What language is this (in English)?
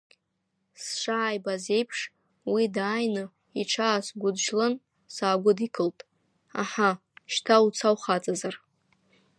Abkhazian